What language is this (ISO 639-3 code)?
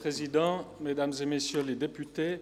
gsw